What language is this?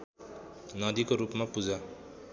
Nepali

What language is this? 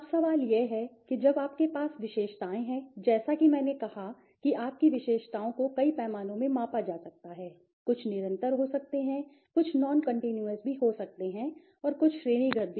Hindi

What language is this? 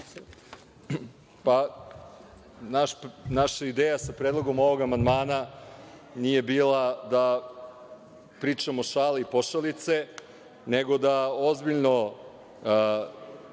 Serbian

